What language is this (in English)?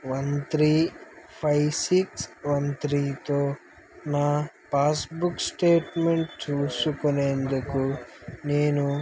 Telugu